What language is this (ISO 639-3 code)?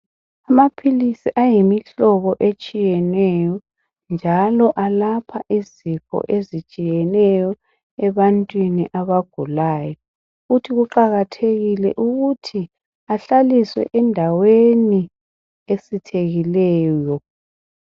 nde